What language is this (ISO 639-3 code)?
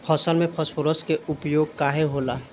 bho